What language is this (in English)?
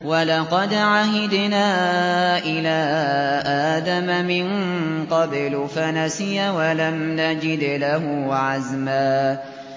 Arabic